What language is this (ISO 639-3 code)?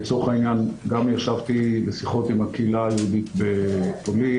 heb